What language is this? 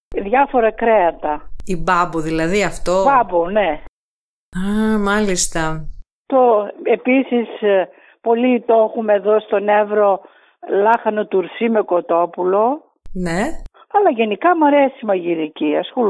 Greek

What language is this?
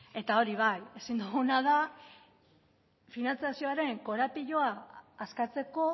Basque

